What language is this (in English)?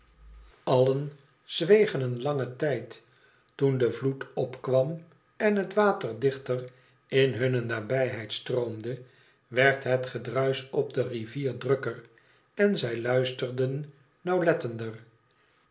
Dutch